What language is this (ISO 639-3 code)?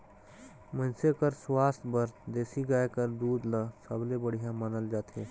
hne